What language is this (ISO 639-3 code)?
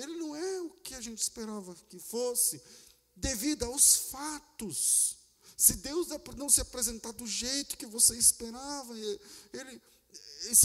por